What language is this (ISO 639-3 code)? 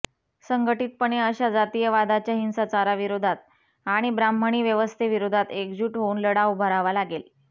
mar